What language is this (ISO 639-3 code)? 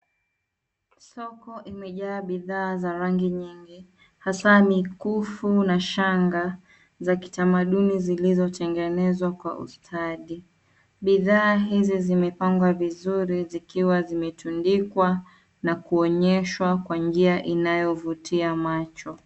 swa